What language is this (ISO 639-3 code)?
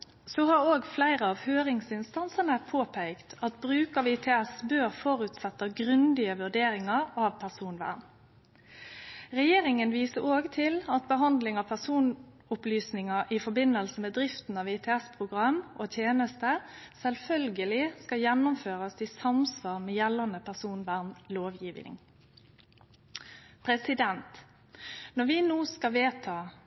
nno